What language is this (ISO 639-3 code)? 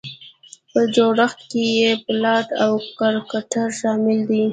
pus